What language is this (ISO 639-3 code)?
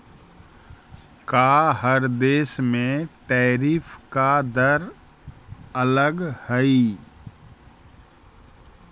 mag